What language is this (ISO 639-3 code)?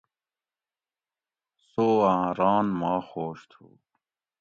gwc